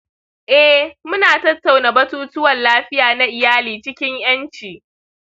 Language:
Hausa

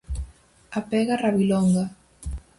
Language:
Galician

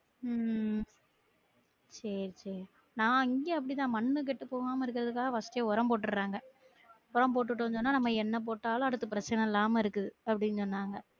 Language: Tamil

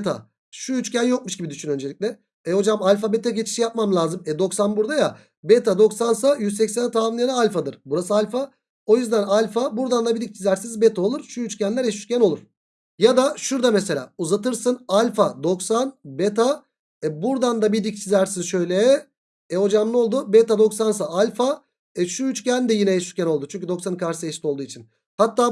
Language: Turkish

